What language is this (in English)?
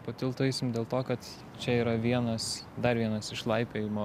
Lithuanian